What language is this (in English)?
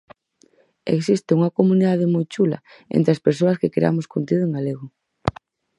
Galician